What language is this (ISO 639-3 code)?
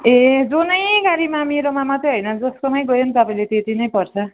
nep